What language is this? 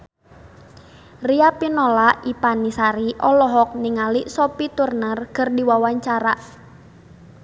Sundanese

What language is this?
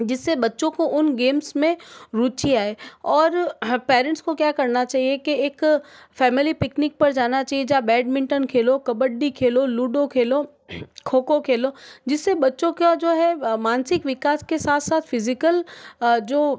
Hindi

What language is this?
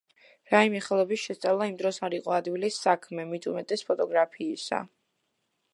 Georgian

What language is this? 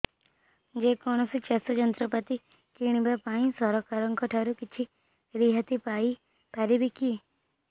Odia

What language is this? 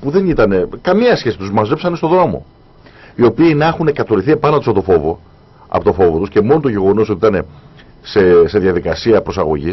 Greek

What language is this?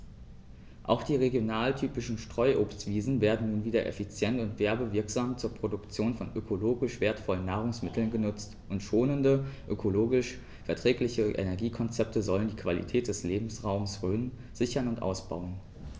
German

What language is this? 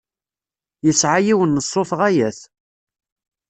Kabyle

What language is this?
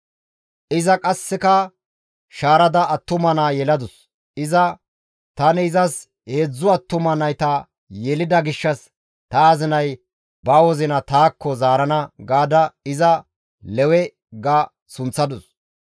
Gamo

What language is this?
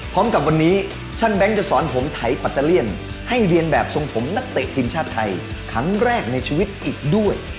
Thai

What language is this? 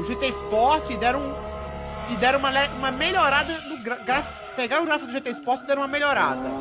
Portuguese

